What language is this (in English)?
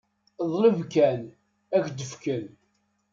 Kabyle